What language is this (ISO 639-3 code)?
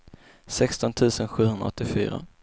swe